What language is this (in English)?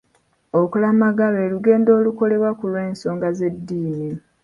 Ganda